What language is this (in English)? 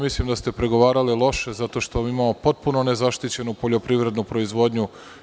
Serbian